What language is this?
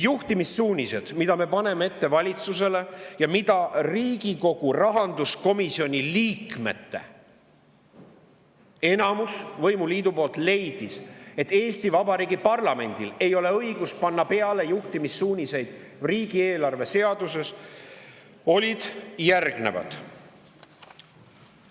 Estonian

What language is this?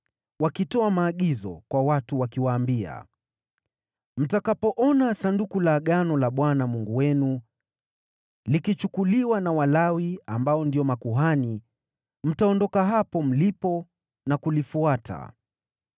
Swahili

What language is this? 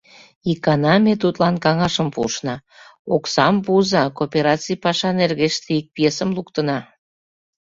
Mari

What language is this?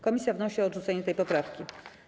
Polish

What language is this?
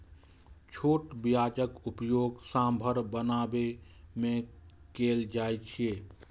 Maithili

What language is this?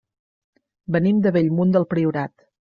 Catalan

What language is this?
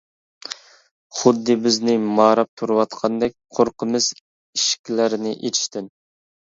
Uyghur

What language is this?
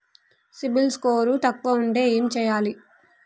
Telugu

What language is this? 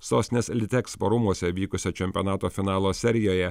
Lithuanian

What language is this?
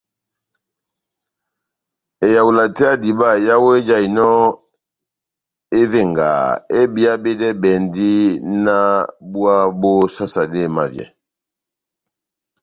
Batanga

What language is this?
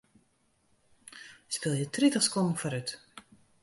Western Frisian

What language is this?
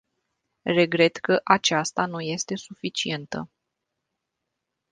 Romanian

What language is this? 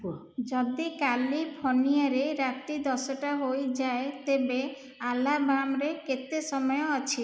Odia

